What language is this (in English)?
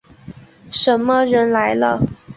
Chinese